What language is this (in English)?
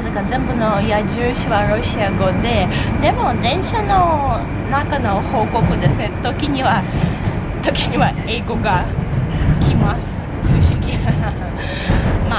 Japanese